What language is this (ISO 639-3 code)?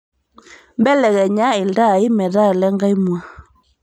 mas